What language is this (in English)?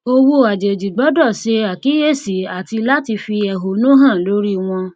Yoruba